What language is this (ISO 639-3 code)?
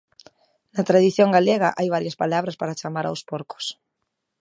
glg